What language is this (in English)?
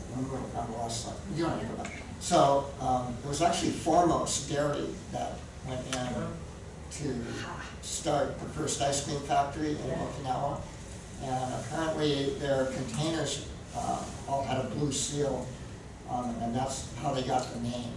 English